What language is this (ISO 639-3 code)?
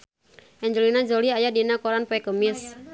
sun